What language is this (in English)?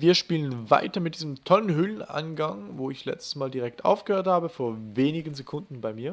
German